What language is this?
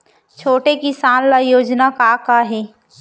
Chhattisgarhi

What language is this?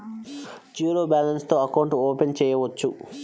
Telugu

